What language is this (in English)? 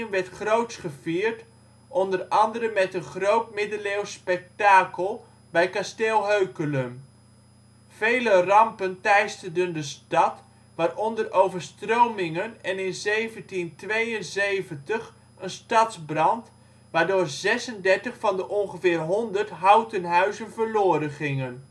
Dutch